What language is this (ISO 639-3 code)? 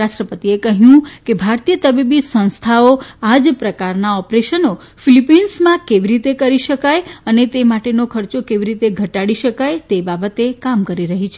guj